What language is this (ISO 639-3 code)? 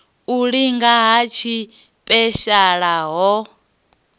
ven